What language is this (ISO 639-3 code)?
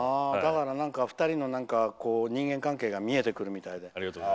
jpn